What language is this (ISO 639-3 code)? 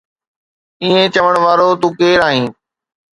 snd